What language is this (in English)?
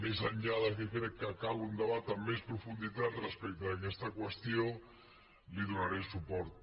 Catalan